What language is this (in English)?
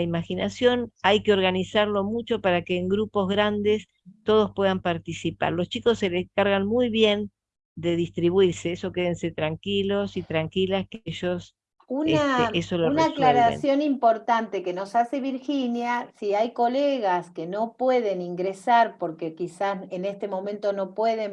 Spanish